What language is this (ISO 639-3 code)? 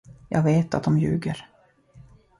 swe